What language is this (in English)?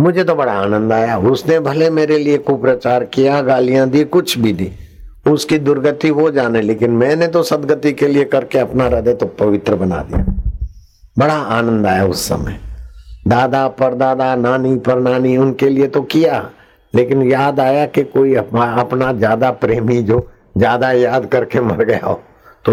Hindi